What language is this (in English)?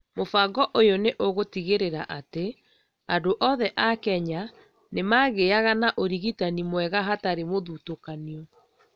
Kikuyu